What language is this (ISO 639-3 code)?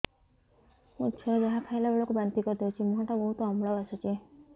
ori